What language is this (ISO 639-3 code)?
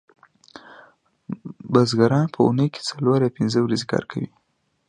pus